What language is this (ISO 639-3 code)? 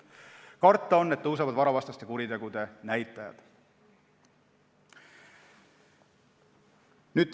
est